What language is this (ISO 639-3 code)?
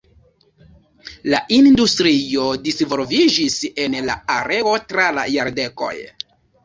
epo